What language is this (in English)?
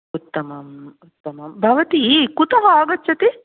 Sanskrit